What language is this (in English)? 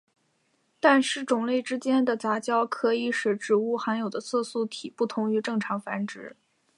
Chinese